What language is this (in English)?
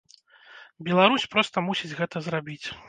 Belarusian